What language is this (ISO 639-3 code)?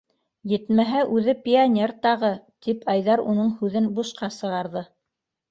bak